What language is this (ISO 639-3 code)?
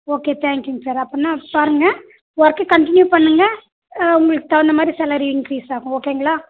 tam